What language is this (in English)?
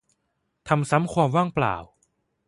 Thai